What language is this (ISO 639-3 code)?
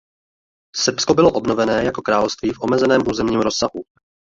ces